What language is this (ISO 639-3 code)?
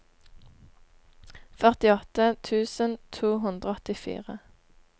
nor